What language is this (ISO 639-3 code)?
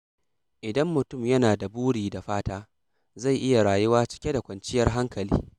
hau